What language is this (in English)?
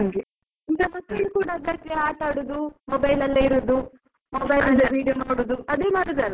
Kannada